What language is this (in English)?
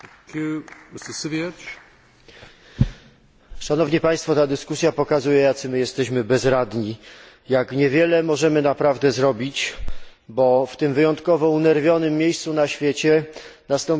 Polish